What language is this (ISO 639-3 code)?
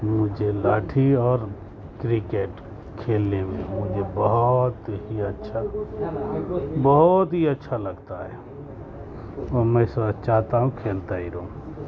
urd